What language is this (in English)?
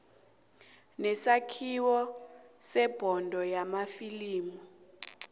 South Ndebele